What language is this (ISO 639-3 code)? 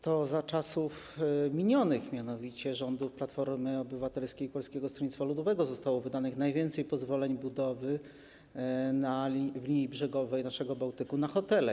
pol